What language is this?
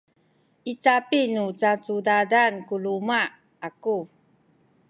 Sakizaya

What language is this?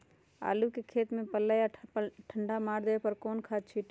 Magahi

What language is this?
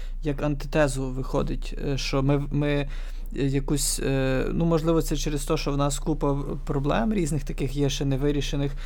Ukrainian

